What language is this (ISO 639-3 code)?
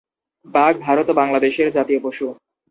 ben